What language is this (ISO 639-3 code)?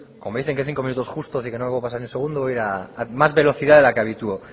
spa